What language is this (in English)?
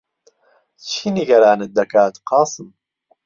Central Kurdish